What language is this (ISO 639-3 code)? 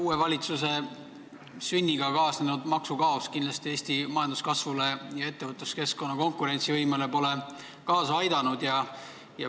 est